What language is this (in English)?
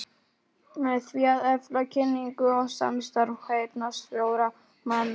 Icelandic